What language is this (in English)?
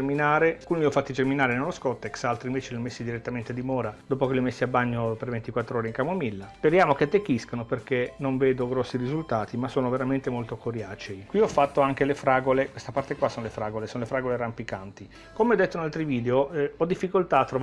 Italian